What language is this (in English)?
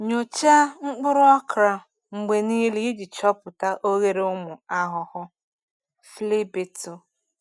Igbo